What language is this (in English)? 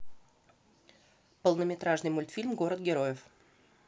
Russian